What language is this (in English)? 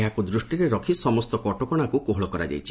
Odia